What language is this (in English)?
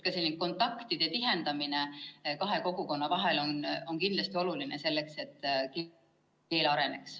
Estonian